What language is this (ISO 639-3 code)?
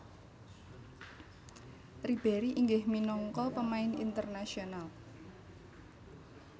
jav